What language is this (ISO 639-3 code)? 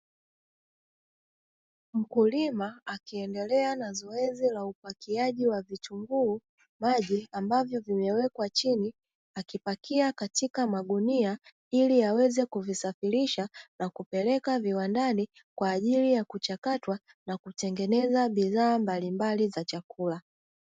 swa